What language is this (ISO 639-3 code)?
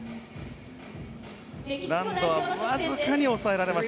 jpn